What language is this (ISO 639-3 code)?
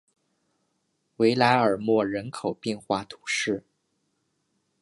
zho